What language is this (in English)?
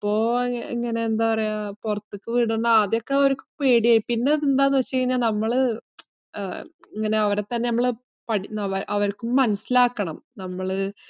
Malayalam